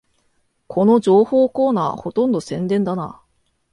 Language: Japanese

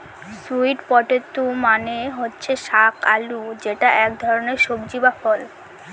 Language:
Bangla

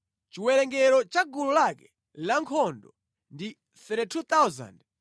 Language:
Nyanja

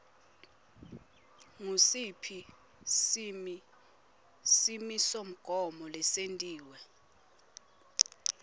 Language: Swati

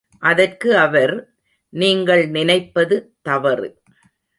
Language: Tamil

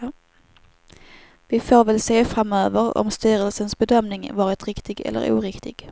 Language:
Swedish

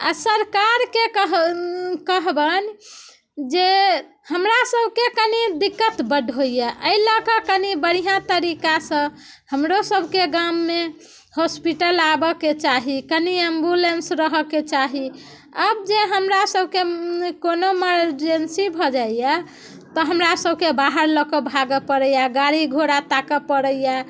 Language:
Maithili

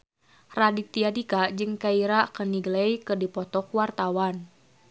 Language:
Sundanese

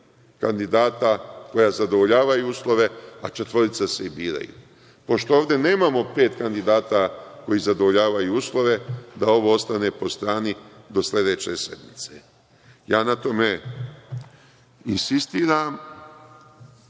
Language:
Serbian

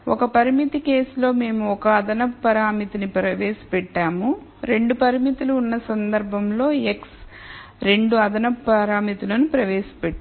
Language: Telugu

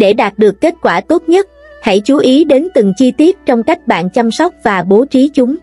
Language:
Vietnamese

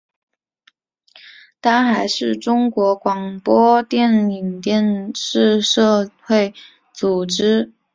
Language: Chinese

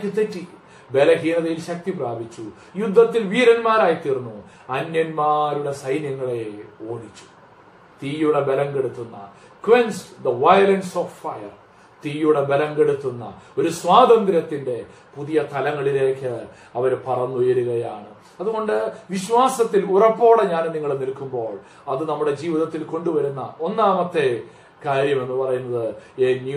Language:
Malayalam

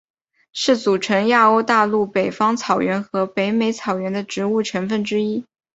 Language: Chinese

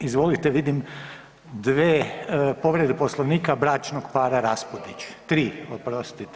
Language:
Croatian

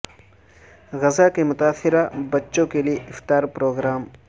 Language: Urdu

